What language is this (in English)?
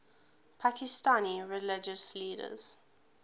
English